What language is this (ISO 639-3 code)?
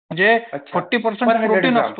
mar